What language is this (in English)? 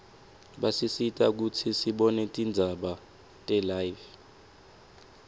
Swati